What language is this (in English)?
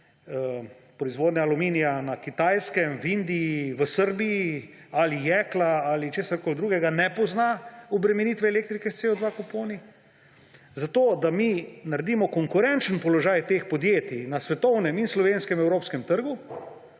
Slovenian